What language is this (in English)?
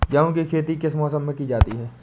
Hindi